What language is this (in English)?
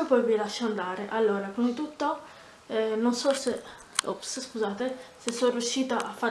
Italian